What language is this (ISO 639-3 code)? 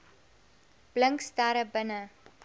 afr